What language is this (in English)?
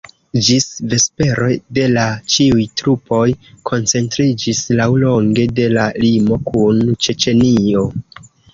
Esperanto